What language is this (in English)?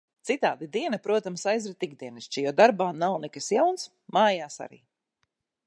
Latvian